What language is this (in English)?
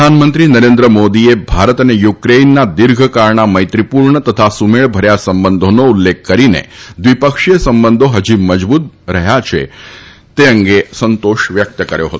Gujarati